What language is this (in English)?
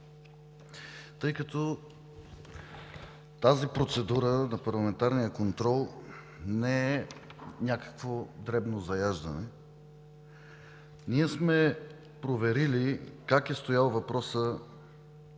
Bulgarian